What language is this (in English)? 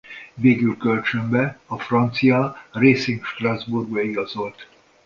Hungarian